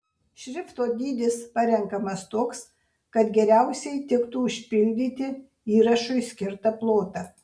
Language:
Lithuanian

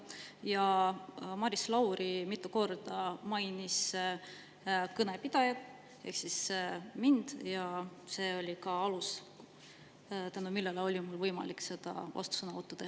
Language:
Estonian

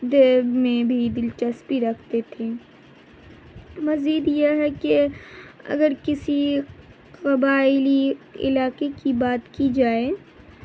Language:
Urdu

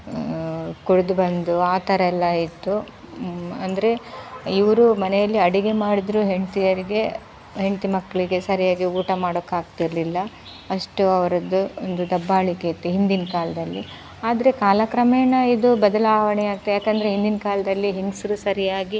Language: Kannada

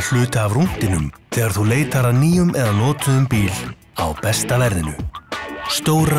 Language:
Dutch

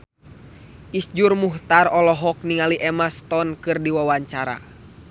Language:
Sundanese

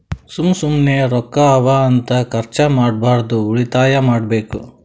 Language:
Kannada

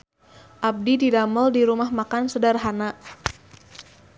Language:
Sundanese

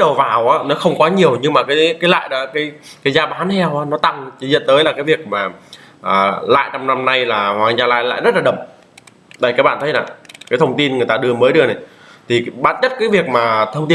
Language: Vietnamese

